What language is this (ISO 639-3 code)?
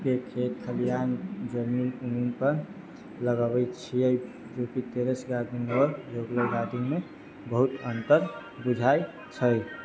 mai